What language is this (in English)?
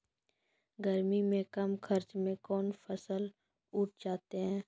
Maithili